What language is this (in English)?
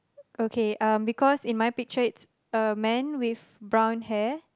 English